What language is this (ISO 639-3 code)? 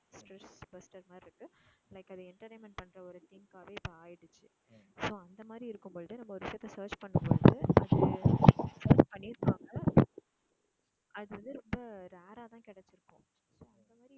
tam